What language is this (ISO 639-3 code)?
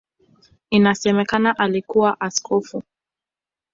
swa